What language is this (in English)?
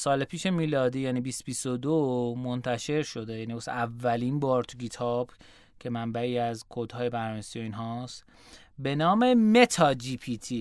Persian